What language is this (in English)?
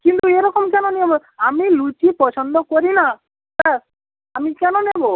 Bangla